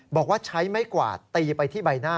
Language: Thai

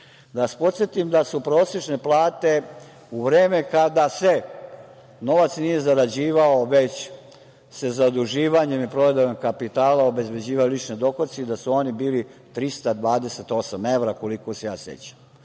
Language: Serbian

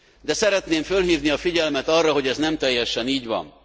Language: Hungarian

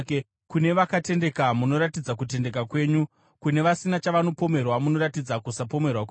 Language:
Shona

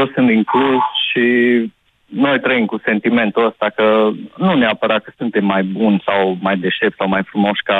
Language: Romanian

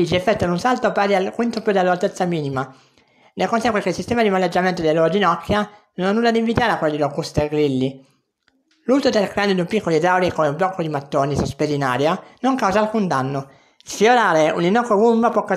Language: Italian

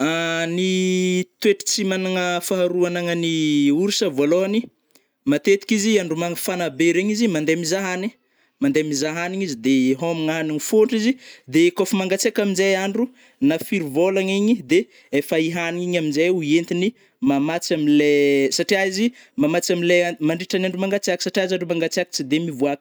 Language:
Northern Betsimisaraka Malagasy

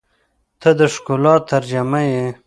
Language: Pashto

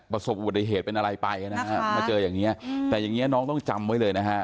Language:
Thai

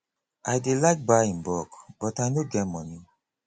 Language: Nigerian Pidgin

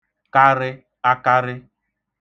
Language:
Igbo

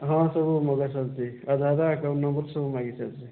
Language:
Odia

